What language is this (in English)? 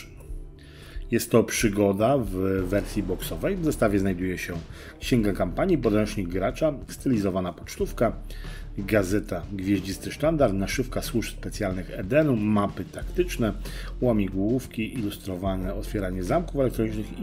Polish